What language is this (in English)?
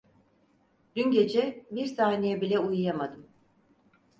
Turkish